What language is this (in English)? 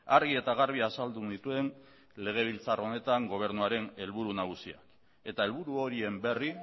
Basque